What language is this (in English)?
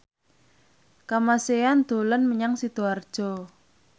Javanese